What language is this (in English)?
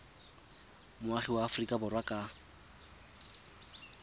Tswana